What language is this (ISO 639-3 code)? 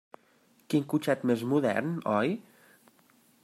cat